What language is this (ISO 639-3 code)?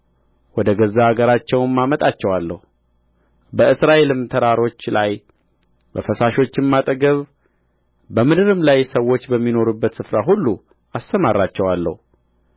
amh